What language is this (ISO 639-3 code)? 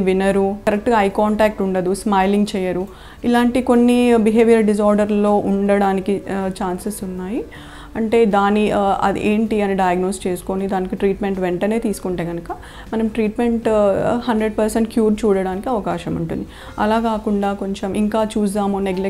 tel